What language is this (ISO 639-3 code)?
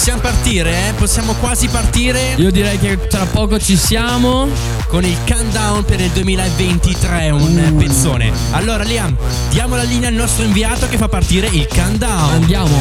ita